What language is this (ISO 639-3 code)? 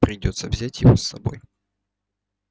rus